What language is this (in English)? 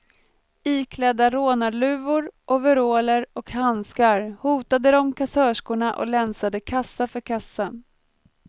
Swedish